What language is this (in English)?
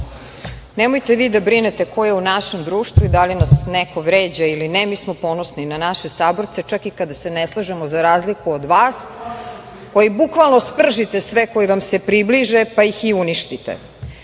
Serbian